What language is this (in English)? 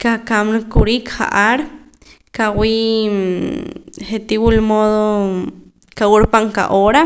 Poqomam